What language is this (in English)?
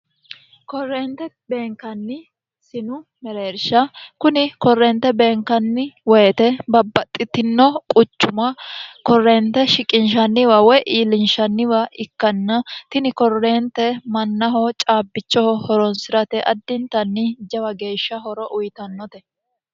Sidamo